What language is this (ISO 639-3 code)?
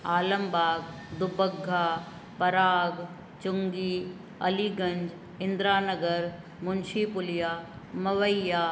snd